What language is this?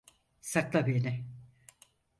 Turkish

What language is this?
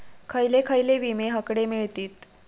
Marathi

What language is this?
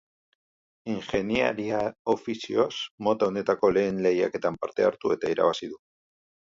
Basque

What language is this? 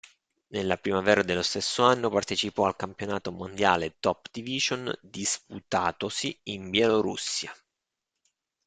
Italian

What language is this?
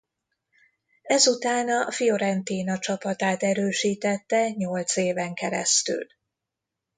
Hungarian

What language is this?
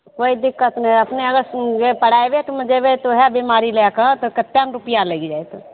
Maithili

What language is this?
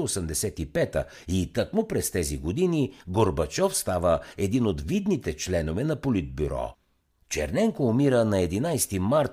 Bulgarian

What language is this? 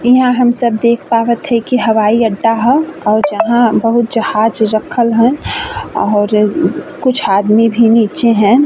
Bhojpuri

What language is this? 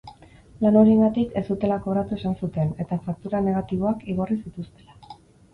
Basque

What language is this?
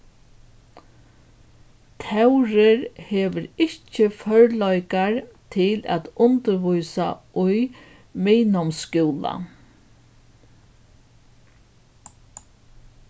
Faroese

